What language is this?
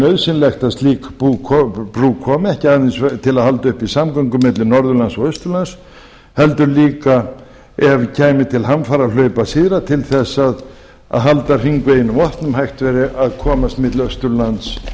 Icelandic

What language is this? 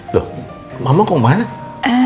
Indonesian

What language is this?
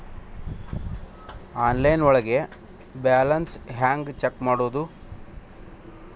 Kannada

